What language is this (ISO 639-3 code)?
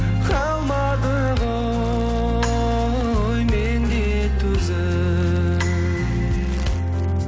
kaz